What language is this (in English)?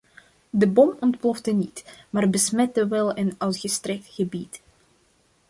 Dutch